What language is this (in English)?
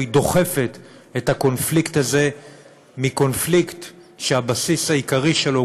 Hebrew